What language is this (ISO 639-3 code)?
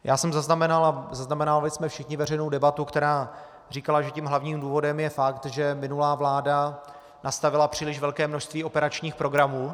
ces